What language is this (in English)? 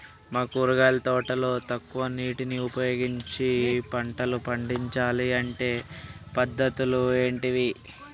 Telugu